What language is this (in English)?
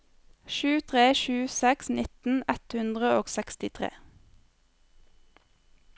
Norwegian